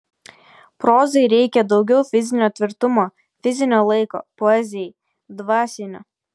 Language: Lithuanian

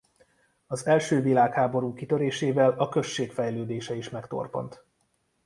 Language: Hungarian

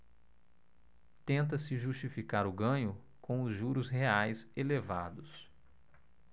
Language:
Portuguese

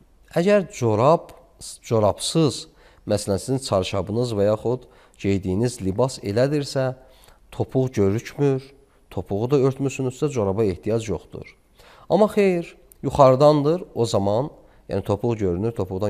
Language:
Turkish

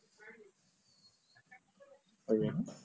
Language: Odia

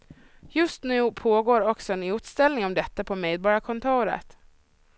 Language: Swedish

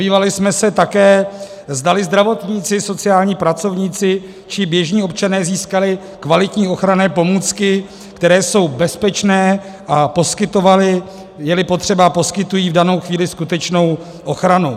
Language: Czech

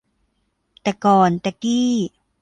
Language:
Thai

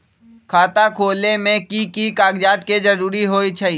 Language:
Magahi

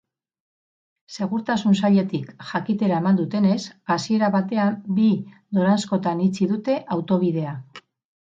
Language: Basque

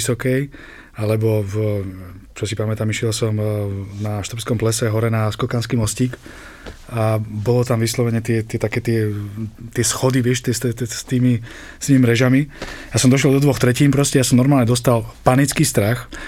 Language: Slovak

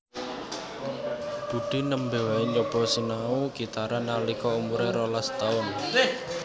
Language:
Javanese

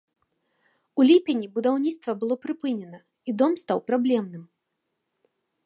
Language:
Belarusian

